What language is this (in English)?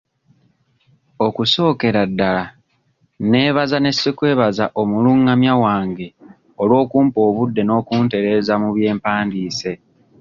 Ganda